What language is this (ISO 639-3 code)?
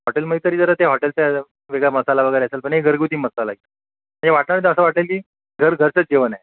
mar